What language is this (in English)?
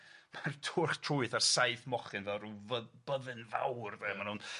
Welsh